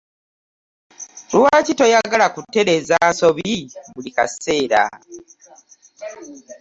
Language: Ganda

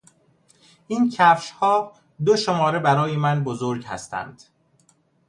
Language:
Persian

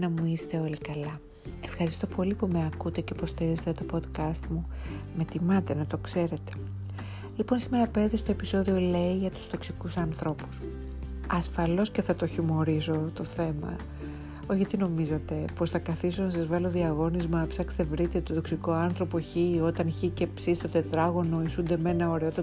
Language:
Greek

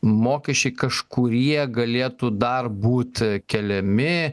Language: Lithuanian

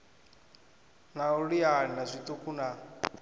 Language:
Venda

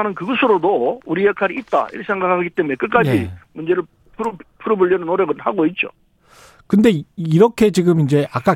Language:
Korean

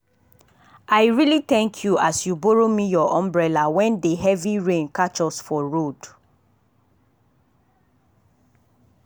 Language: Nigerian Pidgin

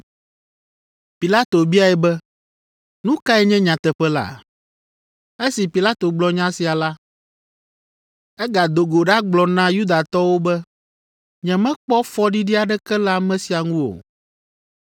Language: Ewe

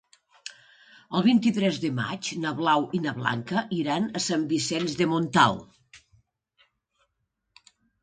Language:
Catalan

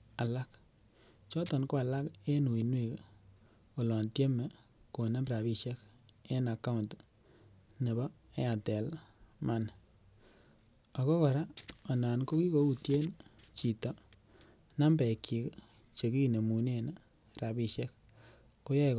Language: Kalenjin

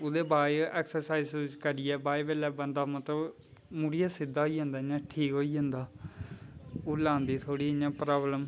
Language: Dogri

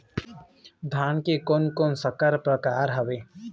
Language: Chhattisgarhi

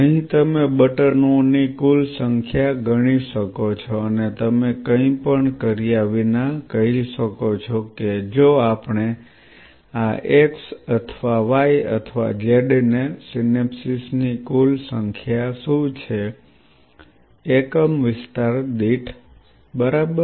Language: Gujarati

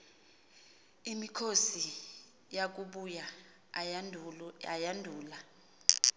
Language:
Xhosa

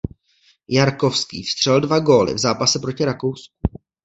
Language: Czech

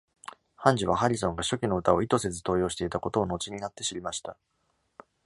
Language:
Japanese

